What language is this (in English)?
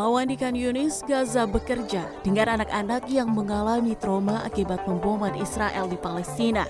Indonesian